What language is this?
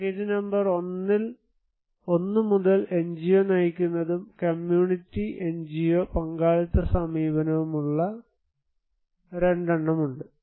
Malayalam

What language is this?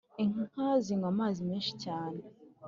Kinyarwanda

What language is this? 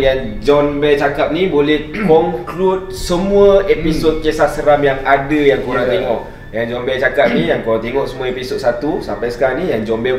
Malay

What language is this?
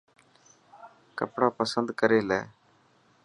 Dhatki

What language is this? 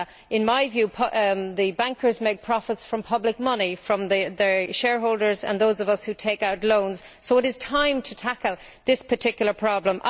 English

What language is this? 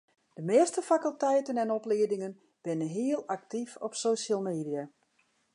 Western Frisian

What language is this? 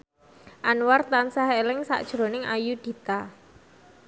Javanese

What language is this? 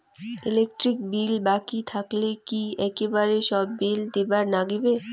Bangla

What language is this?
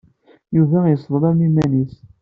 Kabyle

